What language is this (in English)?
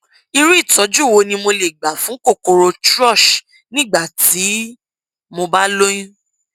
Yoruba